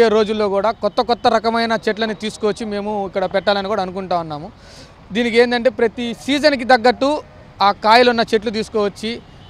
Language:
Telugu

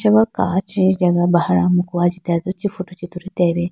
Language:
Idu-Mishmi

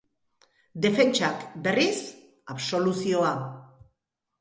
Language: Basque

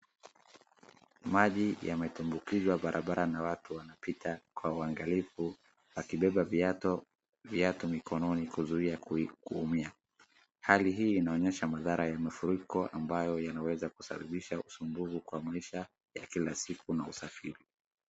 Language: Swahili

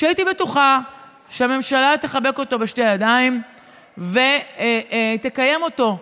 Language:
Hebrew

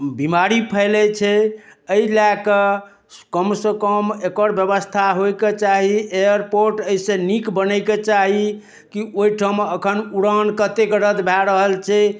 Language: Maithili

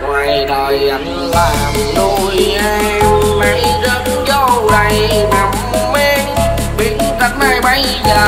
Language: Vietnamese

